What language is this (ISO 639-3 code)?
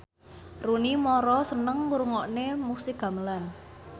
jav